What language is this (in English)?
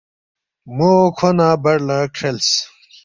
Balti